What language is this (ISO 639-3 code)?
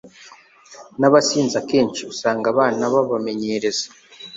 kin